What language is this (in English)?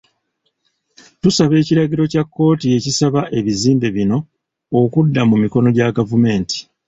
Ganda